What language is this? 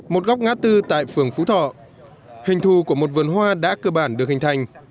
Vietnamese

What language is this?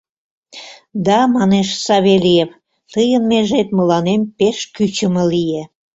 Mari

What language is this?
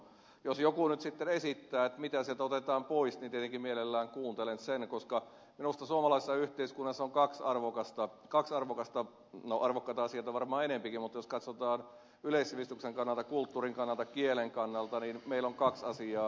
Finnish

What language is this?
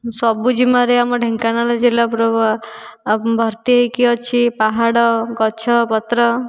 Odia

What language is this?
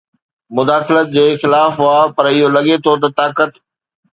Sindhi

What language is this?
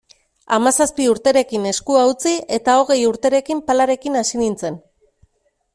Basque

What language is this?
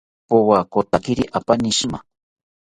South Ucayali Ashéninka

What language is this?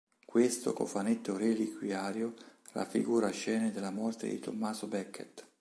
Italian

